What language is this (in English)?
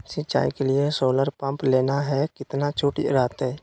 Magahi